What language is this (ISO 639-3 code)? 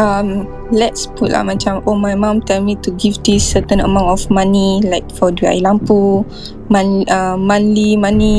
msa